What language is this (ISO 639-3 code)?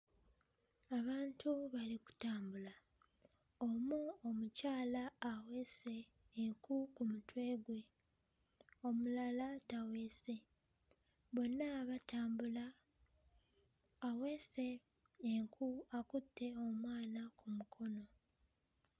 lug